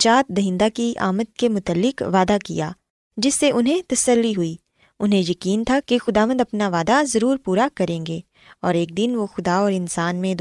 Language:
Urdu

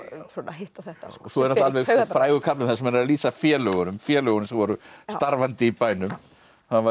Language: Icelandic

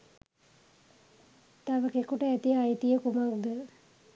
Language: Sinhala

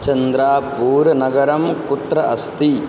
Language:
Sanskrit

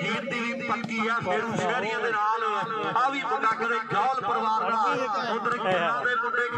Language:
Hindi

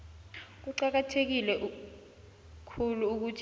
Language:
South Ndebele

